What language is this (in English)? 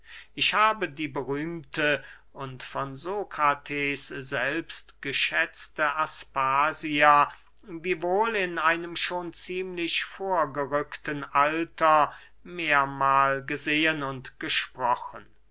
German